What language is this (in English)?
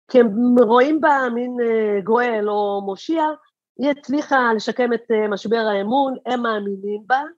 Hebrew